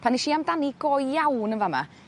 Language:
Welsh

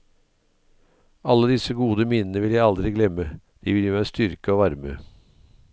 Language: Norwegian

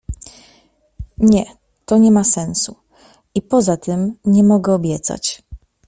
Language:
Polish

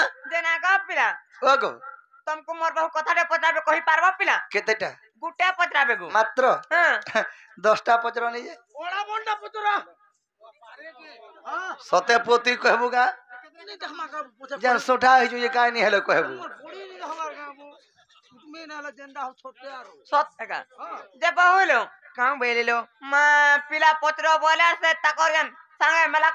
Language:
Arabic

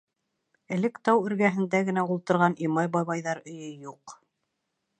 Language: Bashkir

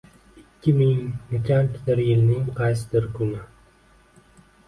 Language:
Uzbek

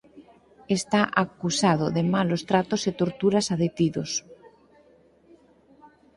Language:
Galician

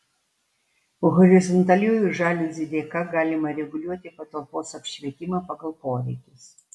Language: Lithuanian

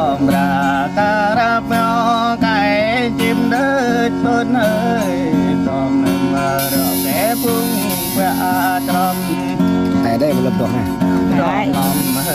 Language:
Thai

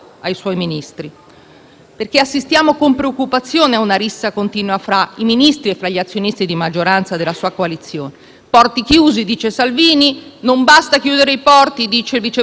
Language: Italian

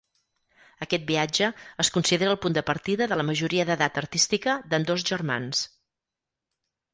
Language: Catalan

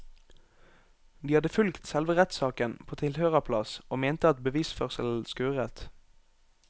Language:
Norwegian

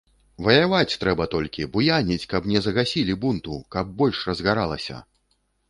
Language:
Belarusian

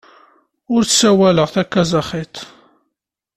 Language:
Kabyle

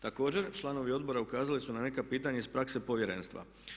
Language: Croatian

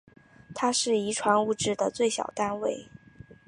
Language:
Chinese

